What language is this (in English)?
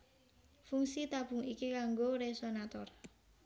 Javanese